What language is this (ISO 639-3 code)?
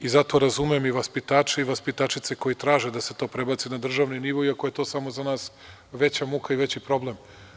srp